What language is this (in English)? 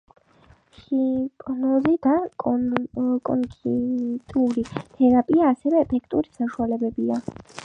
Georgian